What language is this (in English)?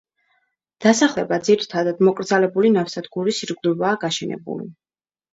Georgian